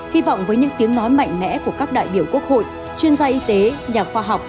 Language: Vietnamese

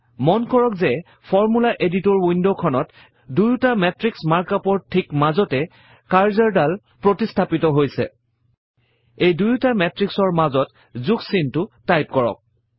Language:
Assamese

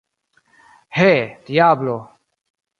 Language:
Esperanto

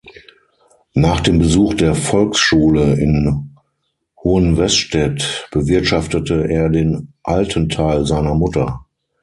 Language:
German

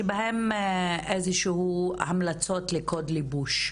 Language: Hebrew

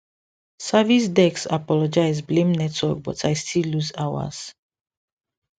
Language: Nigerian Pidgin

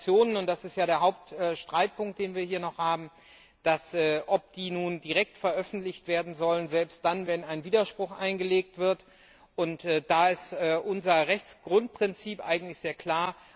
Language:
German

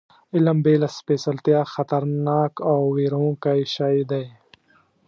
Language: Pashto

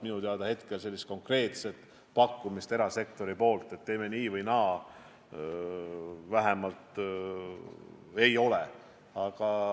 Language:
Estonian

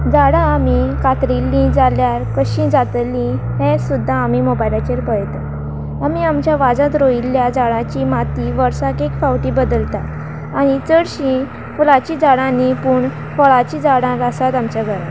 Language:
Konkani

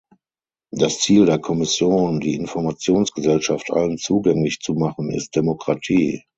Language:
German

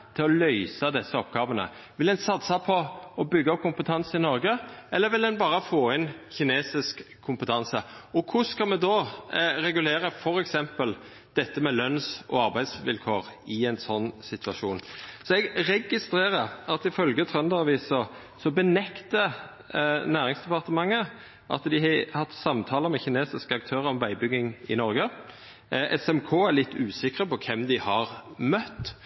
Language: Norwegian Nynorsk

